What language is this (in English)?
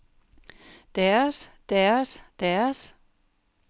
Danish